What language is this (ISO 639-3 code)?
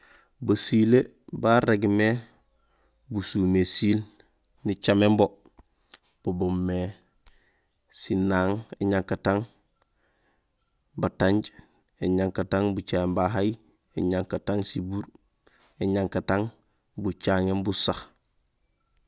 gsl